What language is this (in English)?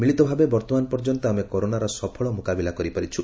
Odia